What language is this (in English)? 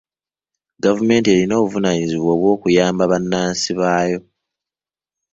Ganda